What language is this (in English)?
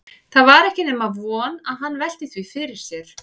Icelandic